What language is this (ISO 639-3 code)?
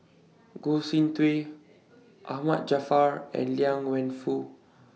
eng